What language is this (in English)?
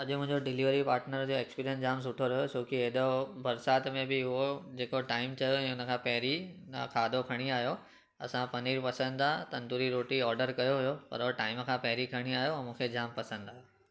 Sindhi